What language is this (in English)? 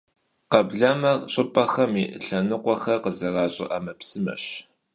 Kabardian